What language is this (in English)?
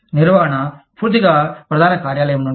Telugu